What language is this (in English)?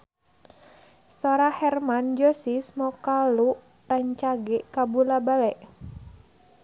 Sundanese